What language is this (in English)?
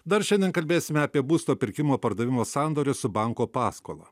Lithuanian